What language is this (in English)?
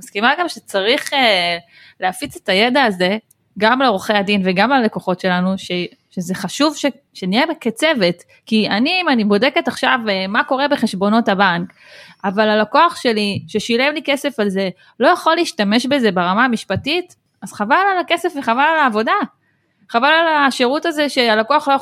Hebrew